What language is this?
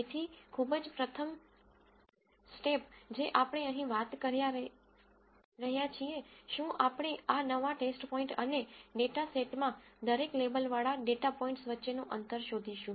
Gujarati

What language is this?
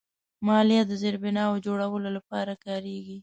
Pashto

